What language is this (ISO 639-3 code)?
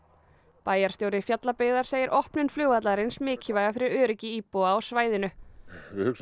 isl